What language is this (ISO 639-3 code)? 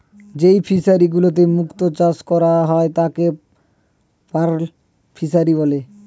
ben